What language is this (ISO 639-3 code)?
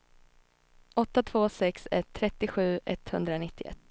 swe